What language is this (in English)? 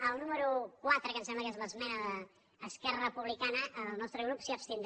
Catalan